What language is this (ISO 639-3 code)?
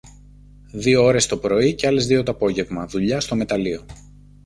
ell